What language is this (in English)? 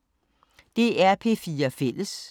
Danish